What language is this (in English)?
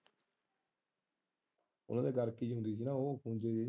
Punjabi